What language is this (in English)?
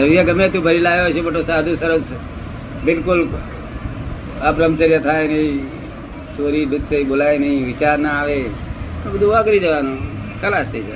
Gujarati